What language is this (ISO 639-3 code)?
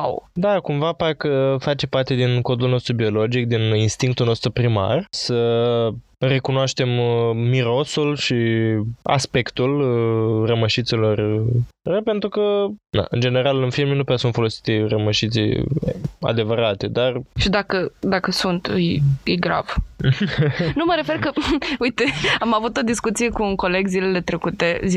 ron